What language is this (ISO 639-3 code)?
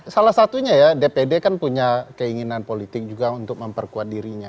ind